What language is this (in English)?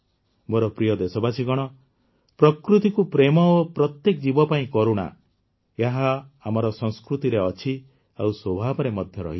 Odia